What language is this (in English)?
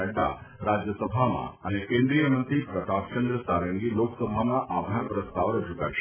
Gujarati